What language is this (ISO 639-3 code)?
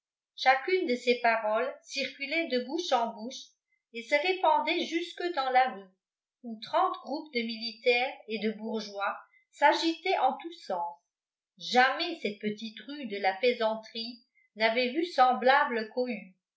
fra